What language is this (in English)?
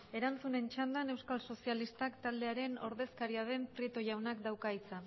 Basque